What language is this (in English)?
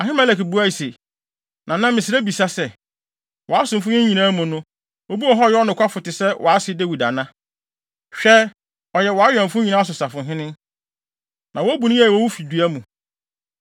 Akan